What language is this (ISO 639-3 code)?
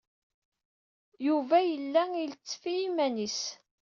kab